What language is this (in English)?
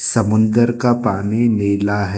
Hindi